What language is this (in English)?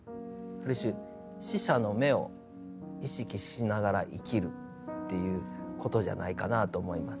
Japanese